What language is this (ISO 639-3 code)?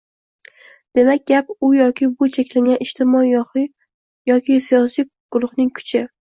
uzb